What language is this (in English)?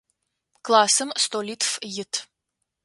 Adyghe